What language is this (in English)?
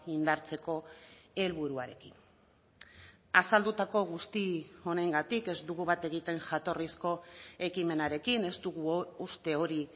Basque